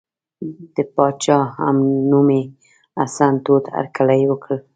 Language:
Pashto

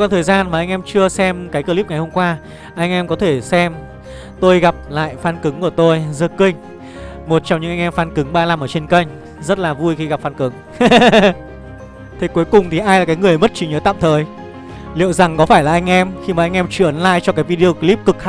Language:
Vietnamese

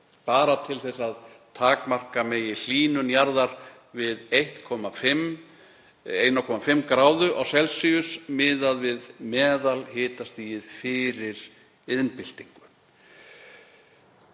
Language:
Icelandic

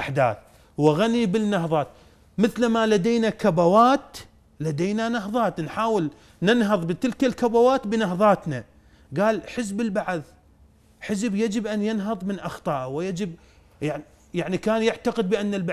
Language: Arabic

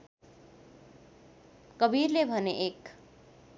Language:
Nepali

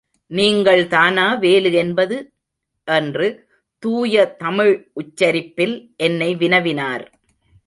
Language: Tamil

